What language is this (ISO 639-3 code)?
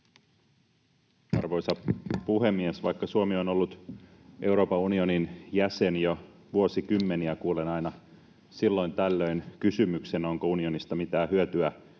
fin